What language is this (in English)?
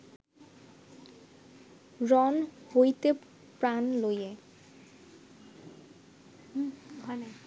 Bangla